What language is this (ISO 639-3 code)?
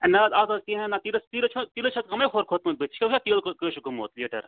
kas